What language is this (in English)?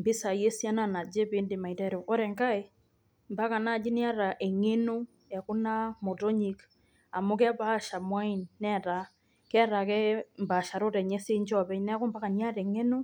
Masai